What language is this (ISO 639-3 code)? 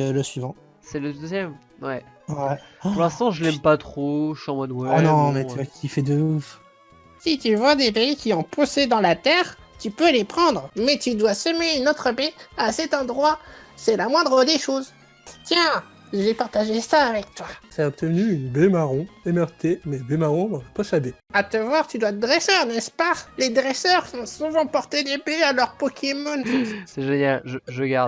fra